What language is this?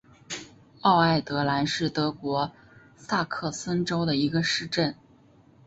Chinese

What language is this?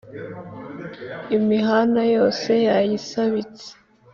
Kinyarwanda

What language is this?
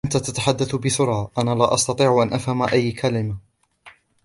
Arabic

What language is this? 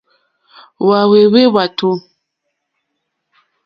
Mokpwe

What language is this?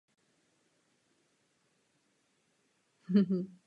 Czech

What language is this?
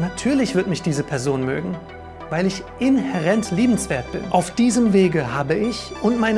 German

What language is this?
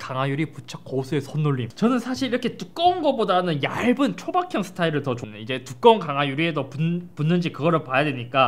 Korean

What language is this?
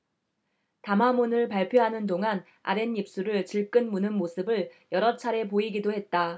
Korean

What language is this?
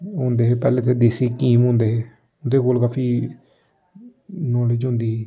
Dogri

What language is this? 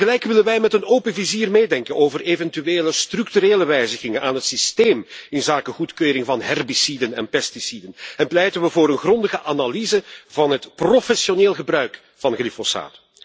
Dutch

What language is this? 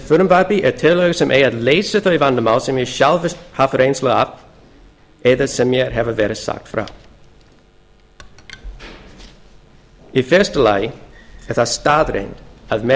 Icelandic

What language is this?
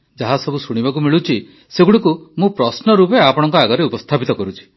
Odia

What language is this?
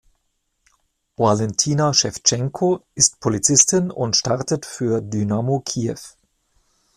German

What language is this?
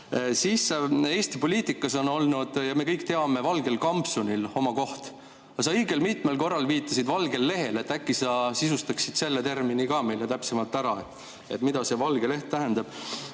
Estonian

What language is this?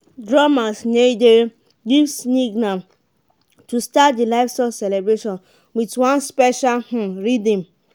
Nigerian Pidgin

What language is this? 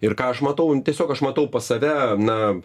Lithuanian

